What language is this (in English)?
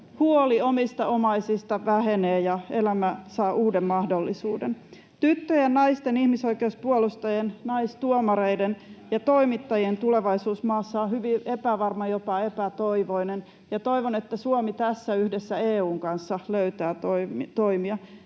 Finnish